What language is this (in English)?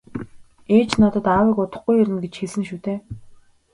Mongolian